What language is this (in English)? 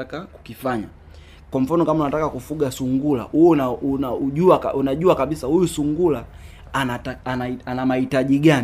Swahili